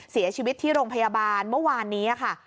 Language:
Thai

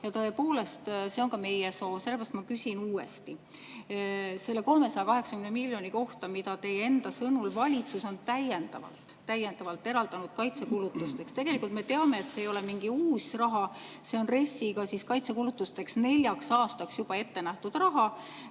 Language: Estonian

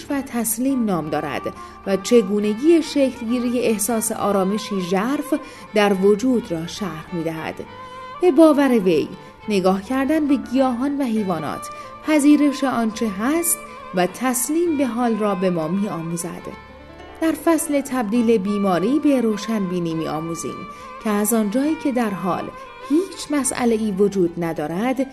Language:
Persian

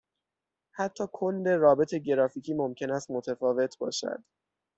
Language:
Persian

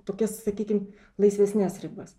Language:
Lithuanian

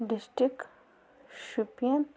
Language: Kashmiri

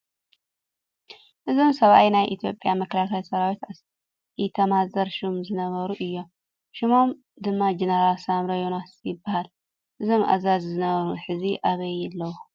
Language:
Tigrinya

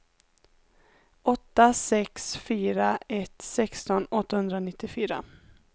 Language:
Swedish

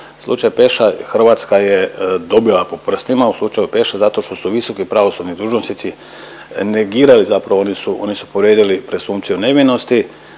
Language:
Croatian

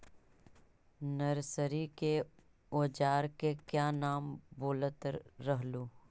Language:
Magahi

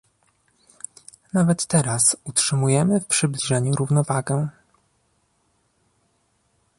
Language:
Polish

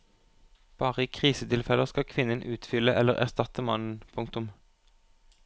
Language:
Norwegian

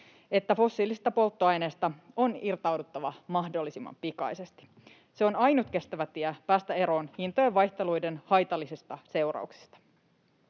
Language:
Finnish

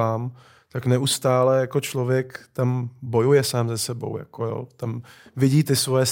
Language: Czech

